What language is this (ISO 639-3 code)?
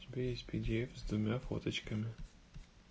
rus